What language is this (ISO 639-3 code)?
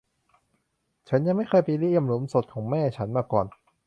tha